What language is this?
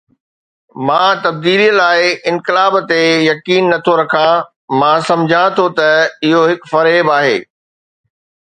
Sindhi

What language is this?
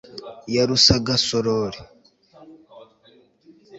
Kinyarwanda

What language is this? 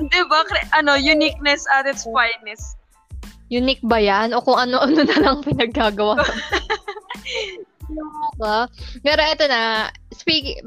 Filipino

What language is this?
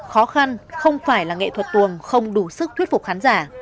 Vietnamese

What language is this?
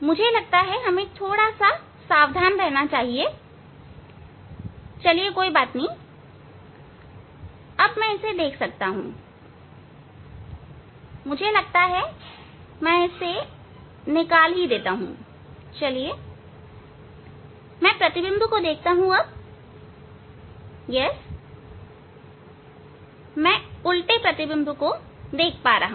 Hindi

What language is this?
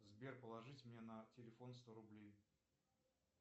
Russian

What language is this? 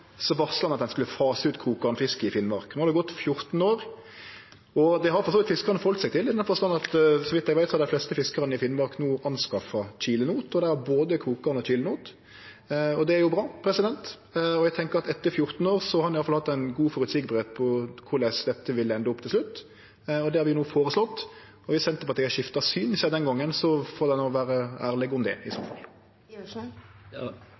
Norwegian Nynorsk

